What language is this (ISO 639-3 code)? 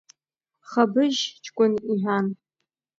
abk